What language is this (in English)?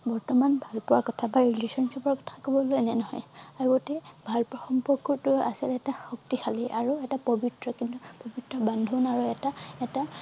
Assamese